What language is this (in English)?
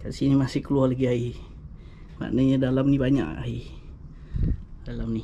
Malay